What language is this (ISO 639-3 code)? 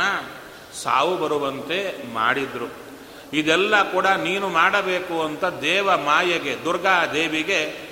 kan